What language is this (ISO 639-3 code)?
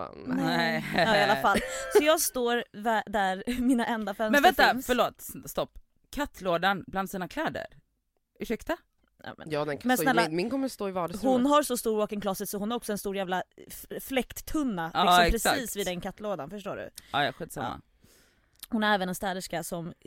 swe